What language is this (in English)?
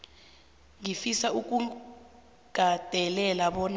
South Ndebele